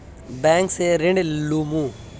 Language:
Magahi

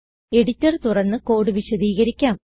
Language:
Malayalam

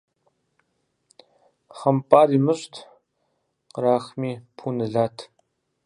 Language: Kabardian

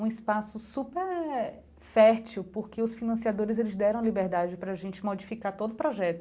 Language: Portuguese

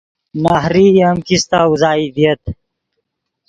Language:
Yidgha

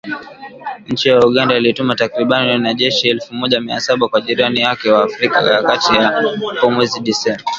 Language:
Swahili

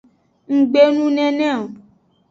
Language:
Aja (Benin)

